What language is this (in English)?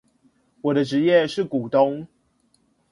Chinese